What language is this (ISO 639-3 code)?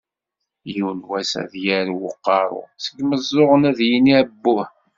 kab